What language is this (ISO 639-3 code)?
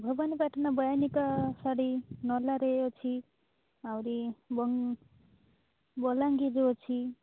ori